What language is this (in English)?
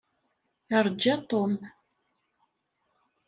Kabyle